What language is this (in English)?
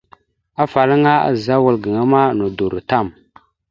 Mada (Cameroon)